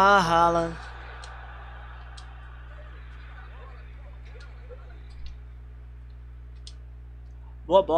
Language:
Portuguese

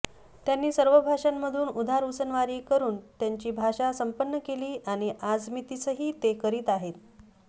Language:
Marathi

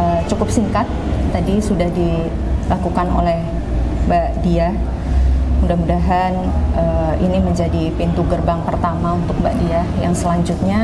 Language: Indonesian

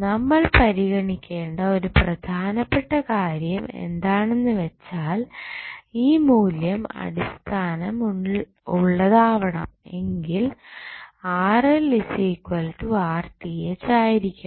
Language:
Malayalam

